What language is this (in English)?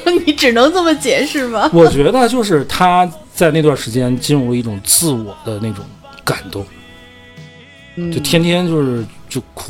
Chinese